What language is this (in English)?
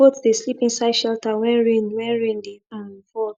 Nigerian Pidgin